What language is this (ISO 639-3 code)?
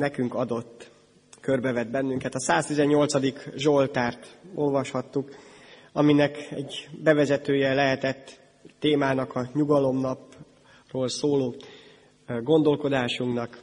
hun